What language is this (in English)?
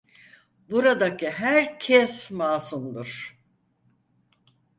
Turkish